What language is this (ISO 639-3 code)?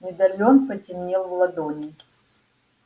rus